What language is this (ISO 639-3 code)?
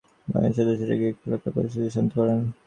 ben